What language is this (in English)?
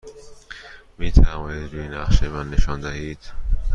Persian